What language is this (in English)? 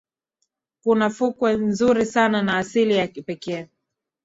Swahili